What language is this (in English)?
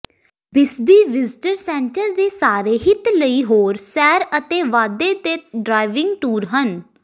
Punjabi